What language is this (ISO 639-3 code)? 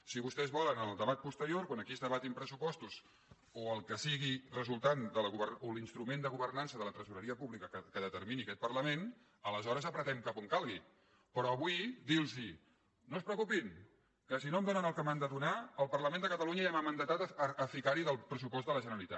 cat